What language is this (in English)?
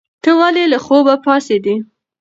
Pashto